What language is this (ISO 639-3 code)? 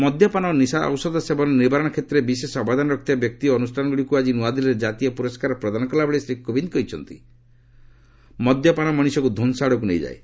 ori